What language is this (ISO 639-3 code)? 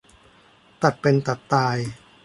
tha